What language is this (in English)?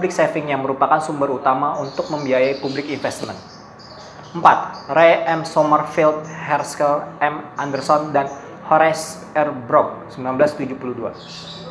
Indonesian